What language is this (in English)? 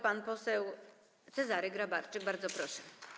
Polish